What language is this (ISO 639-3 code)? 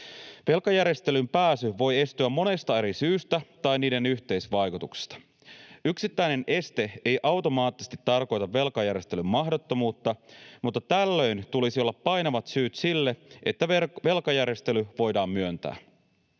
fin